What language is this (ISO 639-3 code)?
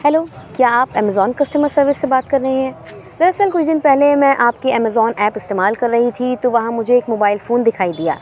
urd